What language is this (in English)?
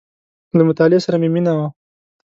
Pashto